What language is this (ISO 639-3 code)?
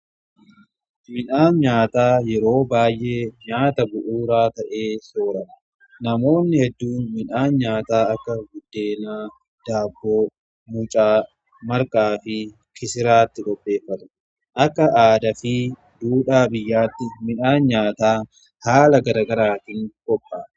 orm